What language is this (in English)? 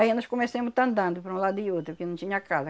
Portuguese